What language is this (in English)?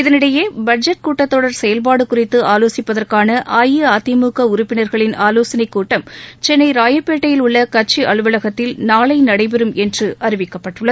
Tamil